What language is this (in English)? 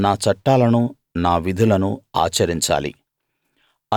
Telugu